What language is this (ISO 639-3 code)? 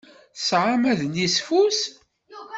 kab